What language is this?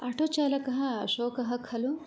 Sanskrit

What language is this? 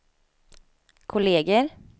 Swedish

